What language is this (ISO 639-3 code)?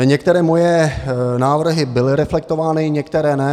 ces